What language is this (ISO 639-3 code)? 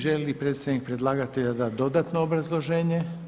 hrv